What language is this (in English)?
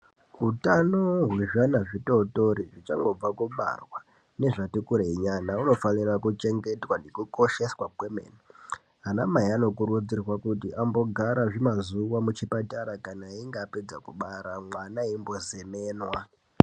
Ndau